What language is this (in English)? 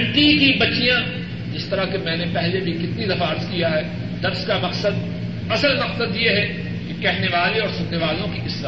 Urdu